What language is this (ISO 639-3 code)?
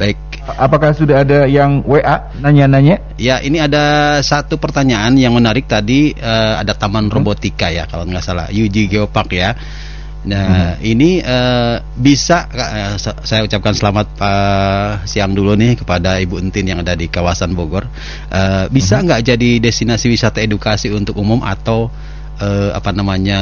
ind